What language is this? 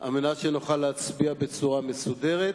Hebrew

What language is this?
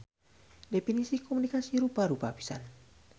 Sundanese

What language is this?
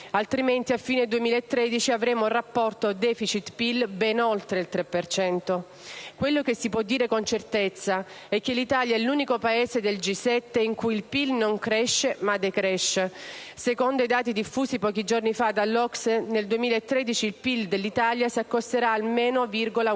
Italian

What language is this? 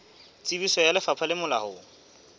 Southern Sotho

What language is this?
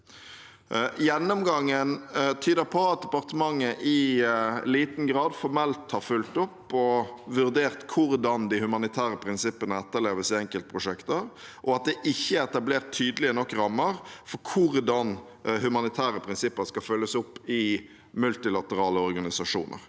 Norwegian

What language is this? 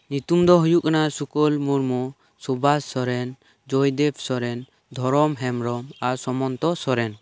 Santali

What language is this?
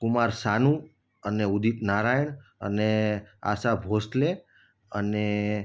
Gujarati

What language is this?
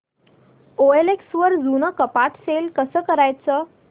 Marathi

